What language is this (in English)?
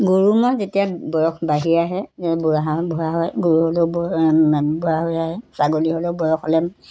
Assamese